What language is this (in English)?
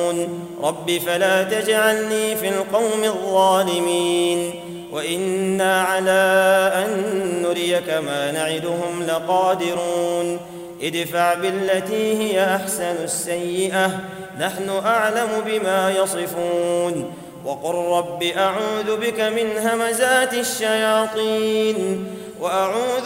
Arabic